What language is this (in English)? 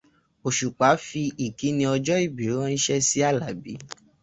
Yoruba